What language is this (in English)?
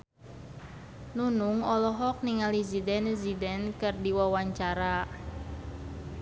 Sundanese